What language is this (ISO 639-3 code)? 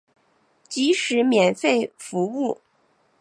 zho